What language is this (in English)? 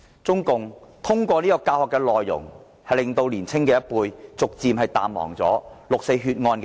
Cantonese